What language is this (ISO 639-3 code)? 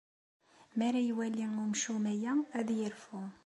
kab